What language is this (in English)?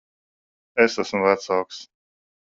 Latvian